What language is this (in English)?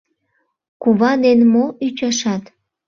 Mari